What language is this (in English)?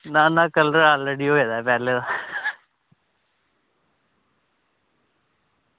Dogri